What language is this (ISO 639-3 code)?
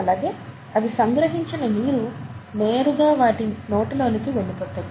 tel